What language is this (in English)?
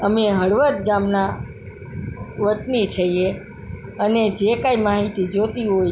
Gujarati